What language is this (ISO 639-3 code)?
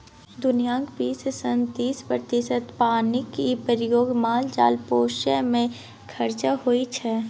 mai